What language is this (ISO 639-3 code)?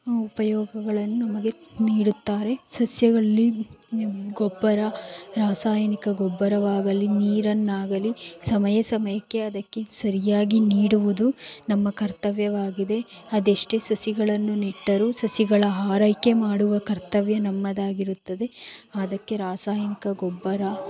kan